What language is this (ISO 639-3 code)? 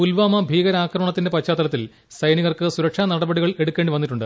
mal